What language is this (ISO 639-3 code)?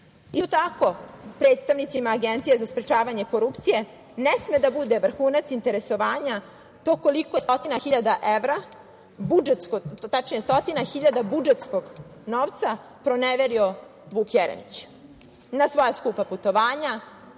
srp